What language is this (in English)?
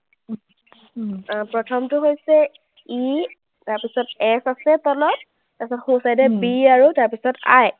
Assamese